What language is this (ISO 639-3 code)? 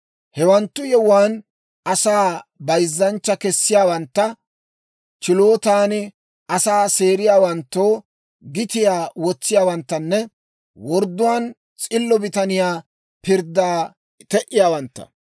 dwr